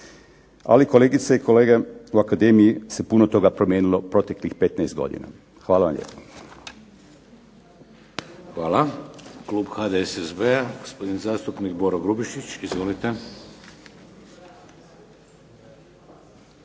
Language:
Croatian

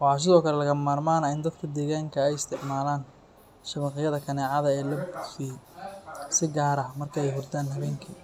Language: Somali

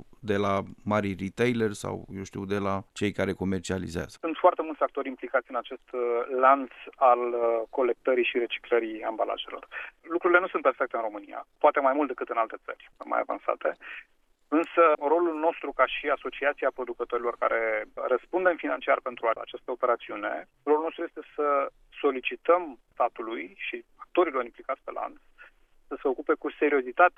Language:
Romanian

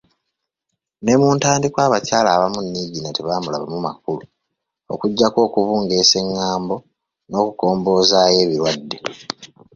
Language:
Ganda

